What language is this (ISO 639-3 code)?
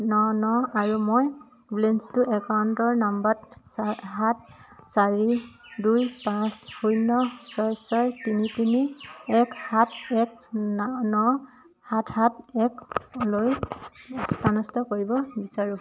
asm